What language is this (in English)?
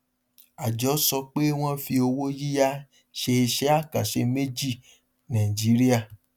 Yoruba